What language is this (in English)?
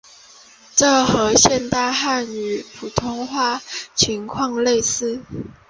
Chinese